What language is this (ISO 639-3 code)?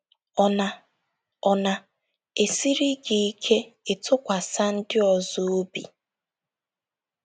ibo